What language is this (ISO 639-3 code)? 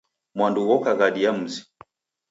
dav